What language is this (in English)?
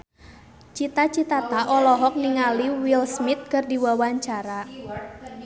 Sundanese